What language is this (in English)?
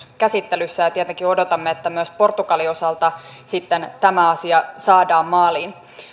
Finnish